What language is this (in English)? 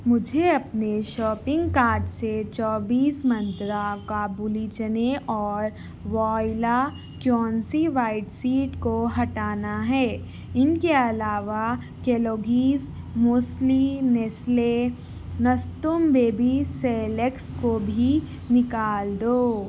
Urdu